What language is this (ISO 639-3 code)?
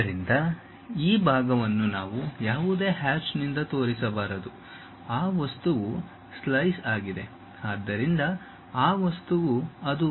kan